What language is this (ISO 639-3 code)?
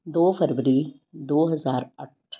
pan